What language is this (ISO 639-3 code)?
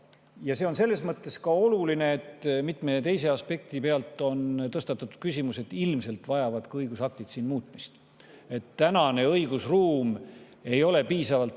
est